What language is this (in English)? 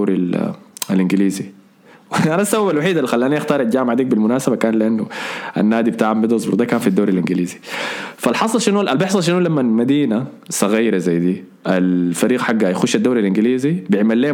Arabic